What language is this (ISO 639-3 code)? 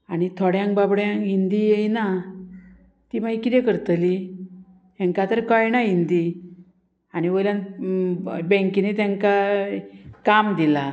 kok